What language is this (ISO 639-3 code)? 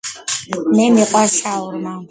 kat